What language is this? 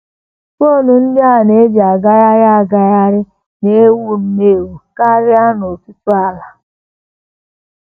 Igbo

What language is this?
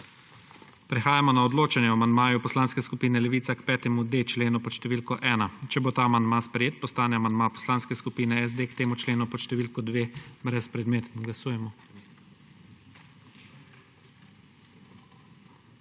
Slovenian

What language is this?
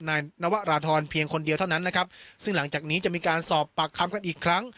Thai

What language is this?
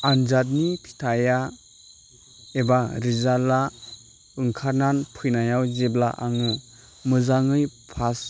Bodo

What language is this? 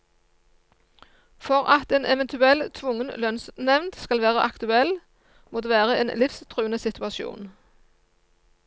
Norwegian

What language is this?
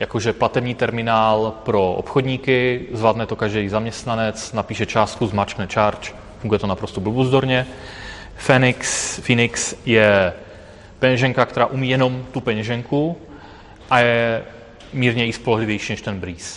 Czech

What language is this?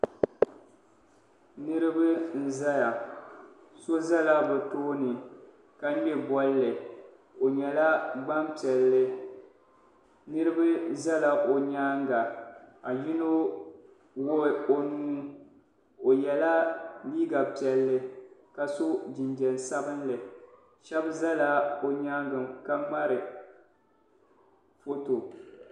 Dagbani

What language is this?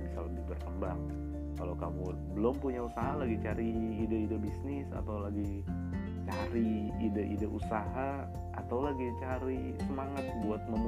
Indonesian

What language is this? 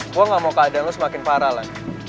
Indonesian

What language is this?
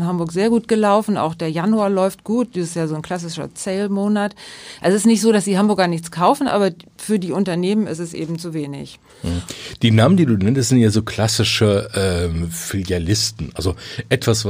German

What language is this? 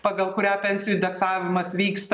Lithuanian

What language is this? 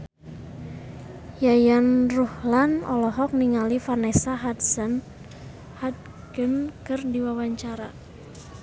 Sundanese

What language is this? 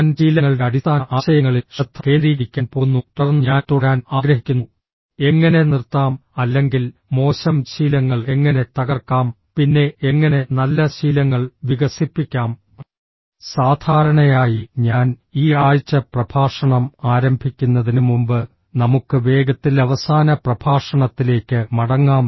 Malayalam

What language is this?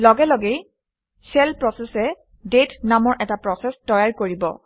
Assamese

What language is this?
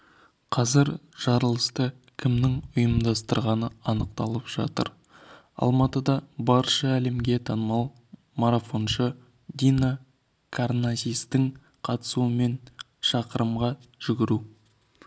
Kazakh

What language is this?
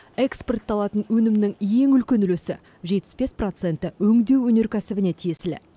Kazakh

